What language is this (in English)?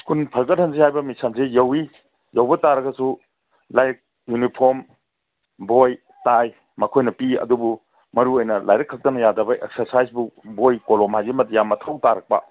Manipuri